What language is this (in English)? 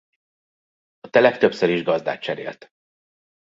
Hungarian